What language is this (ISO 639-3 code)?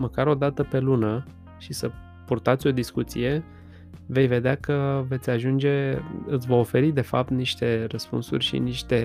ron